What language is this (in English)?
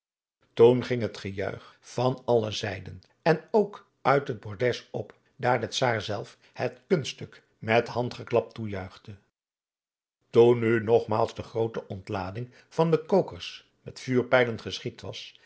Dutch